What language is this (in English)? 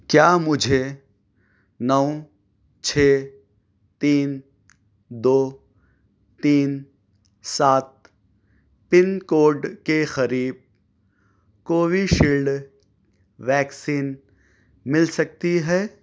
Urdu